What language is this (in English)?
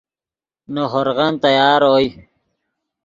Yidgha